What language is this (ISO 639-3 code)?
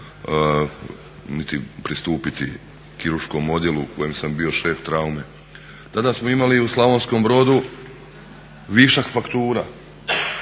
hrv